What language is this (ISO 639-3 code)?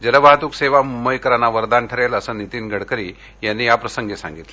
mar